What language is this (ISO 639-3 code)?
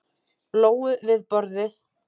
isl